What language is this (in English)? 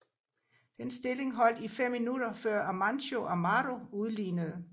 Danish